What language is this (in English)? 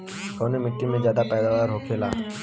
Bhojpuri